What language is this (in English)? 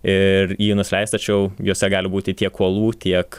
Lithuanian